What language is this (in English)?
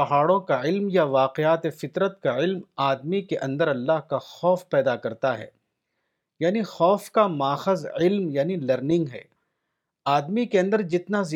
Urdu